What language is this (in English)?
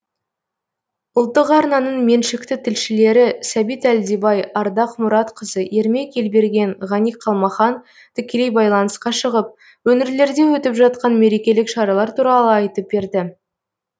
Kazakh